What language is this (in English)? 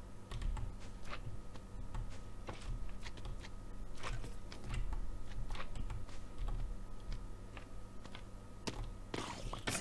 German